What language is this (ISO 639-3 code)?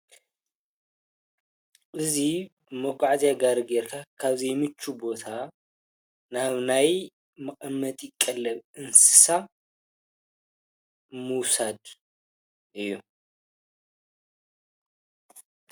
tir